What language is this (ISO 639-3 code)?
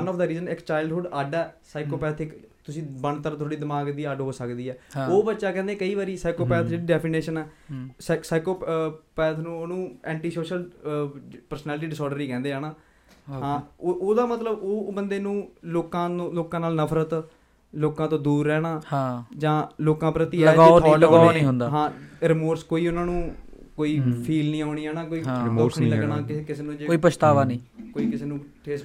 pan